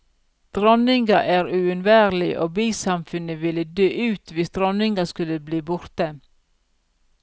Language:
Norwegian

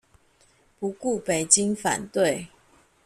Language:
Chinese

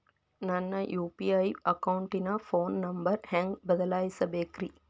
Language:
Kannada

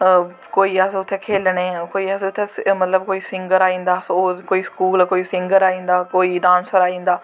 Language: Dogri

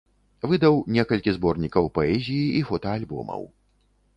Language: Belarusian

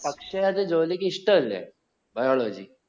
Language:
Malayalam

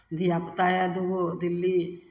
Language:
Maithili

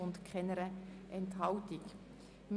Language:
Swiss German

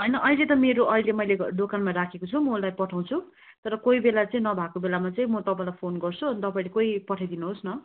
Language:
Nepali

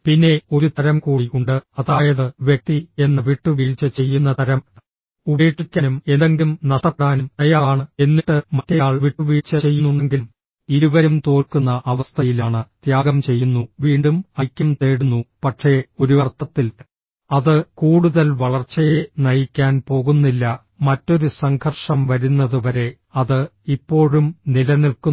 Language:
Malayalam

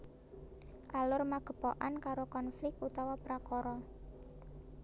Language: Javanese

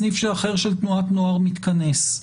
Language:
Hebrew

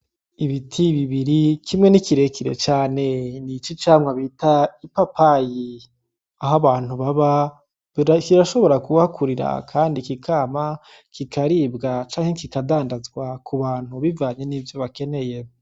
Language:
Rundi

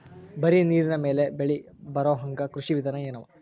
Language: Kannada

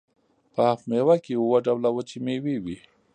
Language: Pashto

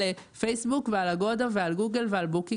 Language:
Hebrew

